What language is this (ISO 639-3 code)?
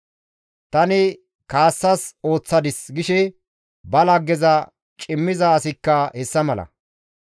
gmv